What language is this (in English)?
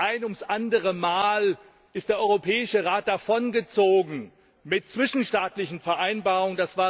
German